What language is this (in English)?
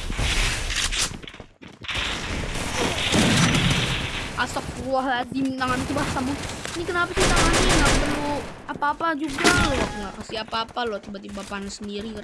Indonesian